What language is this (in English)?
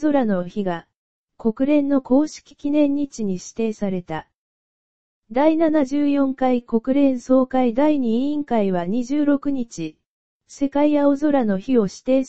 Japanese